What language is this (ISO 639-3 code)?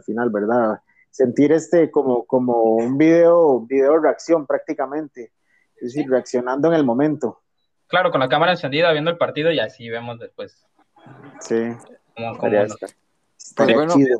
spa